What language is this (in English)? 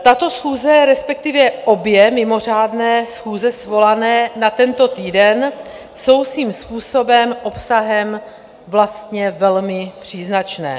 Czech